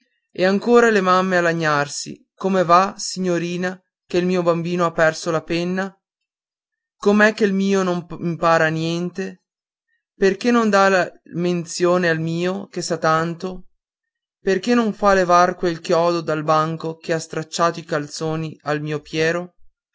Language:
Italian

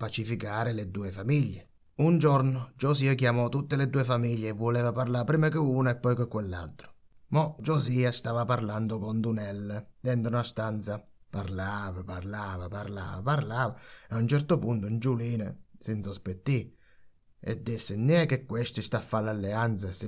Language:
Italian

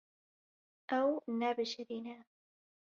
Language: Kurdish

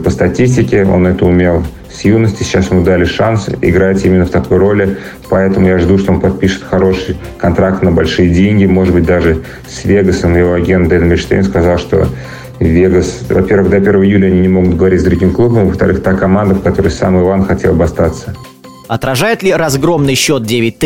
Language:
Russian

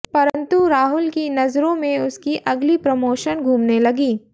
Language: Hindi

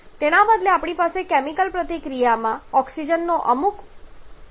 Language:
Gujarati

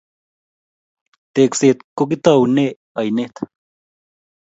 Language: Kalenjin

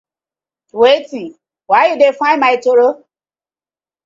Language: Nigerian Pidgin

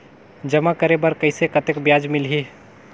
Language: Chhattisgarhi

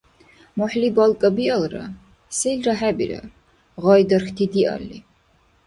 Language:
Dargwa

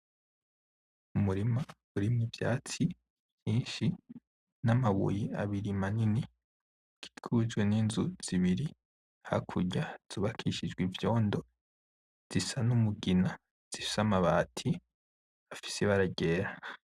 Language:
Rundi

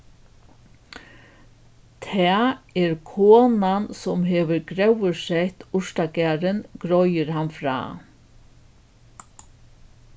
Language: Faroese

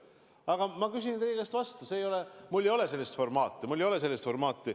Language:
Estonian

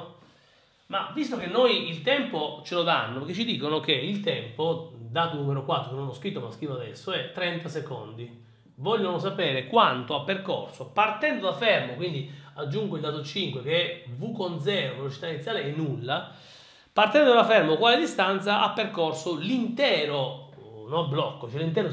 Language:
Italian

